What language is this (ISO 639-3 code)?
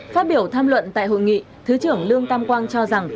vie